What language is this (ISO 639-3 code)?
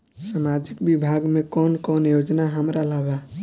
bho